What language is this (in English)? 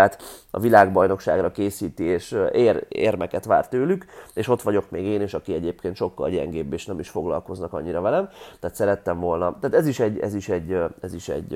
Hungarian